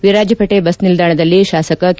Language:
Kannada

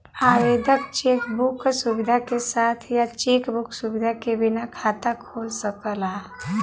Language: Bhojpuri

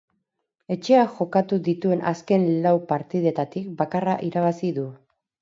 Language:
Basque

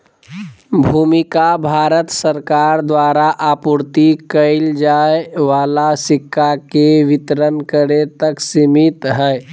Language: Magahi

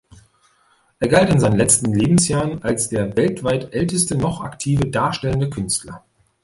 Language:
German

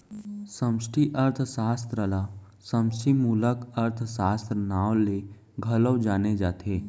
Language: Chhattisgarhi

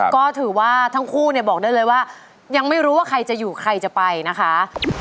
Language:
Thai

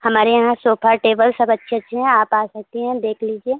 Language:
Hindi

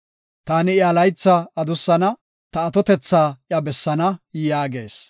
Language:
Gofa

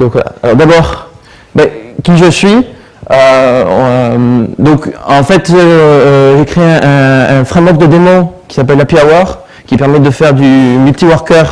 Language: French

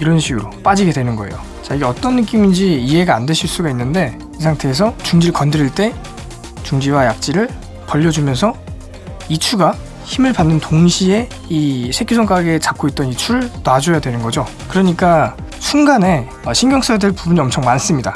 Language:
Korean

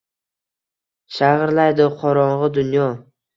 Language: Uzbek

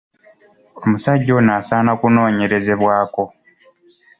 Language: Ganda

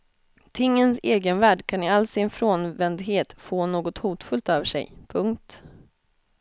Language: Swedish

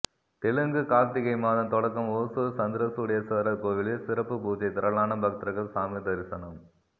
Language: Tamil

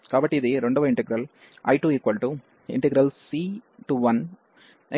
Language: Telugu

